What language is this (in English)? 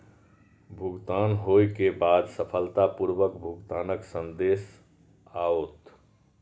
Maithili